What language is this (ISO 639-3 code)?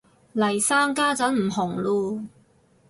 yue